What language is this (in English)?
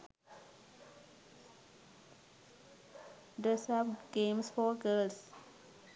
Sinhala